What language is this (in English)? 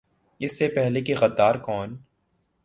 Urdu